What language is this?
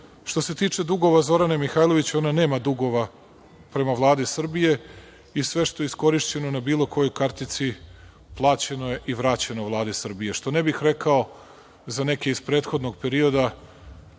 Serbian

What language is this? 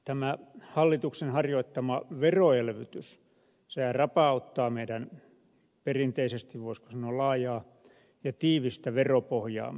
Finnish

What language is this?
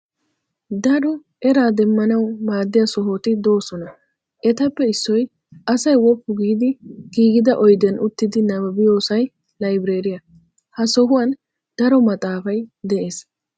Wolaytta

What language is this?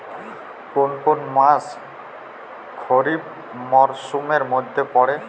Bangla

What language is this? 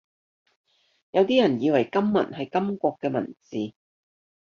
Cantonese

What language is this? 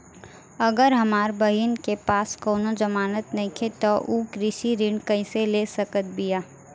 Bhojpuri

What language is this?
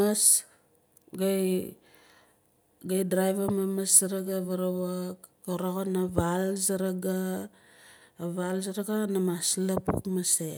Nalik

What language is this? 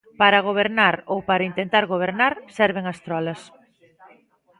Galician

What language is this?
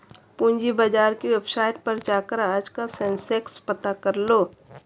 Hindi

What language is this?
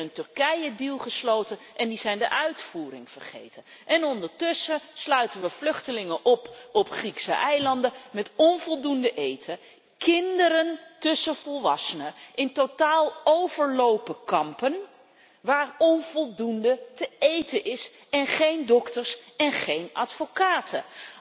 Dutch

